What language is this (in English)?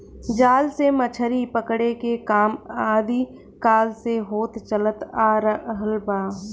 Bhojpuri